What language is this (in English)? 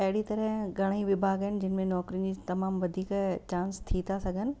Sindhi